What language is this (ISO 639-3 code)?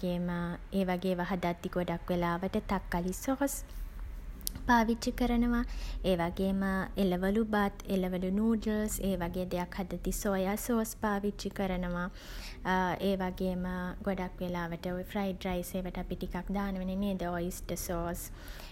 sin